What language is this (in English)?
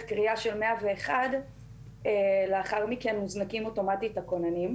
Hebrew